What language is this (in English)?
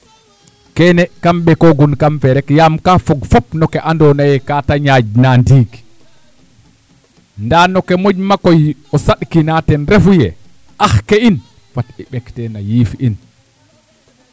Serer